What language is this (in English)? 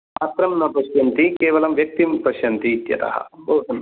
Sanskrit